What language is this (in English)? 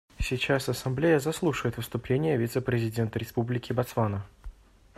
Russian